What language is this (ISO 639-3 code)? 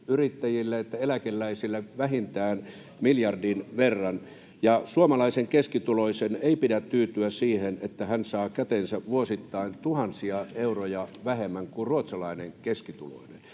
fin